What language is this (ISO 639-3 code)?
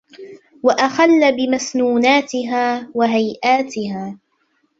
ara